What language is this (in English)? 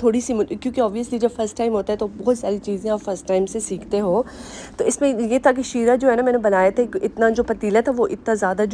Hindi